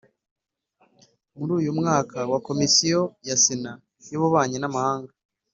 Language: Kinyarwanda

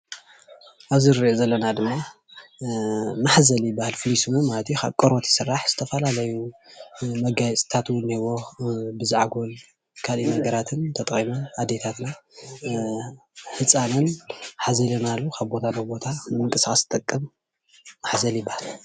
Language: Tigrinya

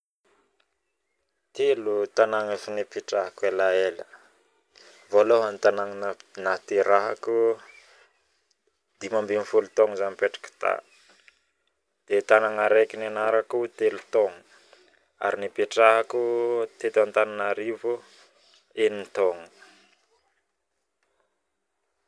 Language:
Northern Betsimisaraka Malagasy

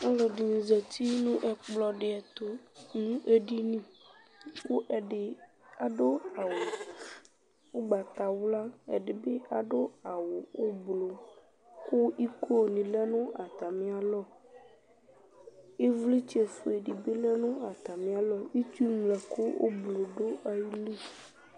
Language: Ikposo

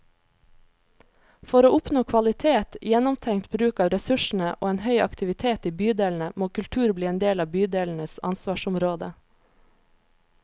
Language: Norwegian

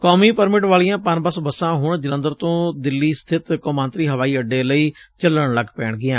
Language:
Punjabi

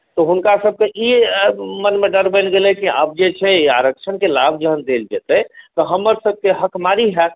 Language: Maithili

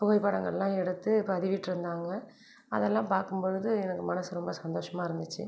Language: Tamil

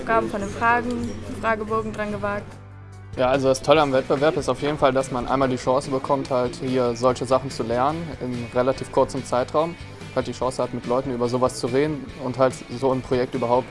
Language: German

